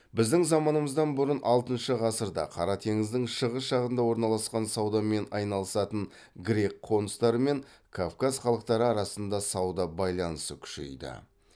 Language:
Kazakh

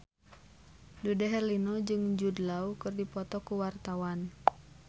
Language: Sundanese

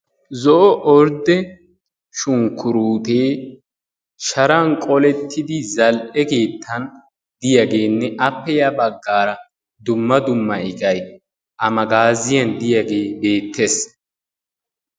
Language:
Wolaytta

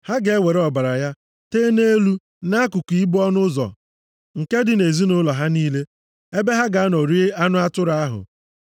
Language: Igbo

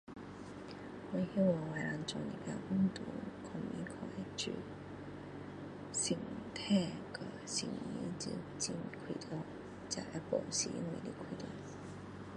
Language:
Min Dong Chinese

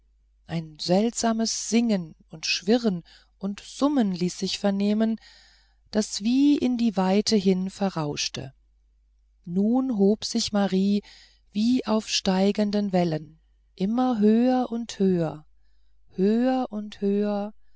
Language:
German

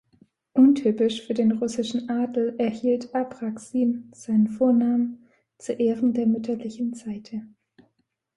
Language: German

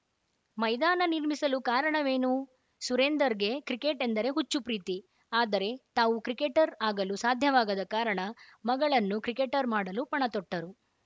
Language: Kannada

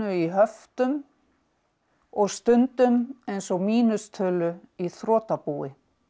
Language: Icelandic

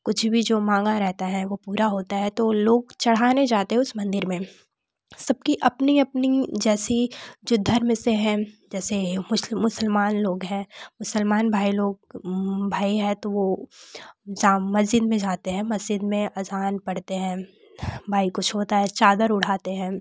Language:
Hindi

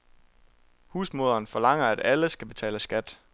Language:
Danish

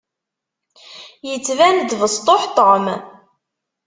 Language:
Kabyle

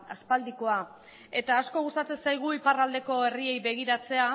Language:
Basque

